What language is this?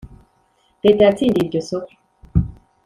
Kinyarwanda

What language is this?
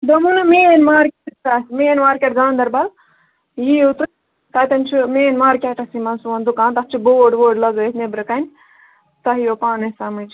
Kashmiri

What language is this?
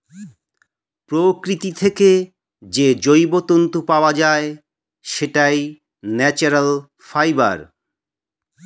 Bangla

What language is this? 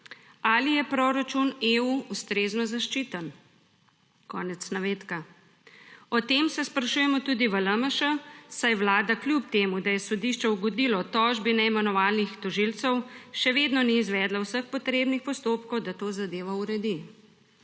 Slovenian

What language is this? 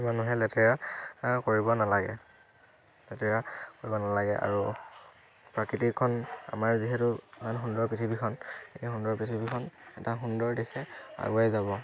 Assamese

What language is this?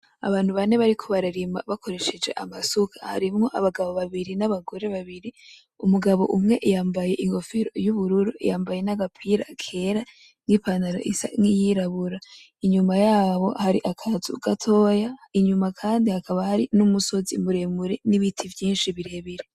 Rundi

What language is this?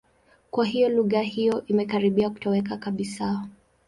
Swahili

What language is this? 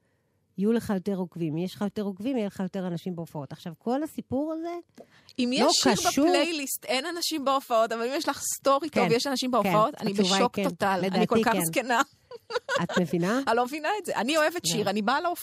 Hebrew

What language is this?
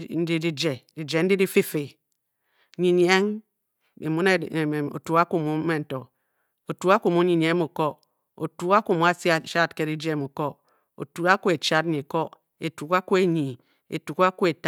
Bokyi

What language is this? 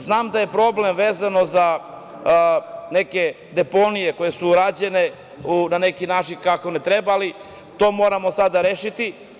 Serbian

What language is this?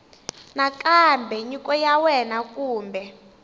Tsonga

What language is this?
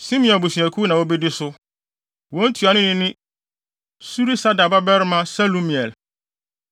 Akan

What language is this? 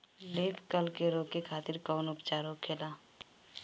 Bhojpuri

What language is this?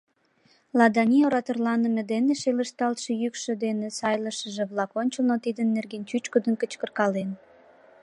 Mari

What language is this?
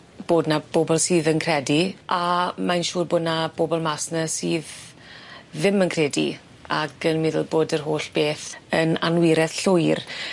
Welsh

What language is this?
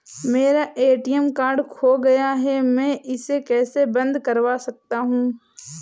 Hindi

